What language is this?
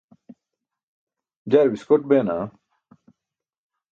Burushaski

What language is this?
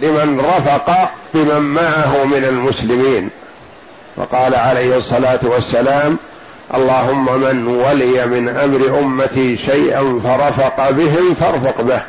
Arabic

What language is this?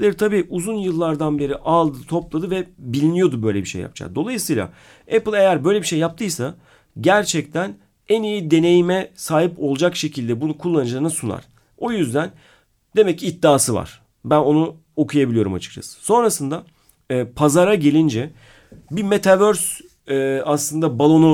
Turkish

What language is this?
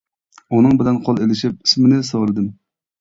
Uyghur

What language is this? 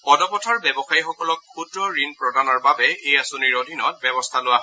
Assamese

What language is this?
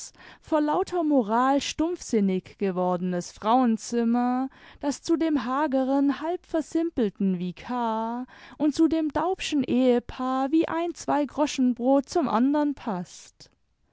German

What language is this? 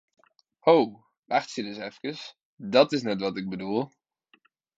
Western Frisian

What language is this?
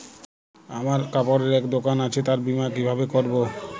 Bangla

